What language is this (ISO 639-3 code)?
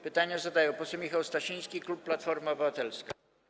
pol